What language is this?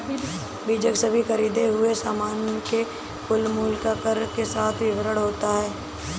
Hindi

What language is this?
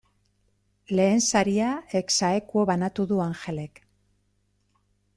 Basque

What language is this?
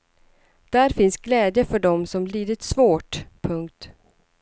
Swedish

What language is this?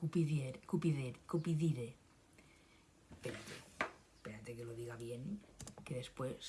Spanish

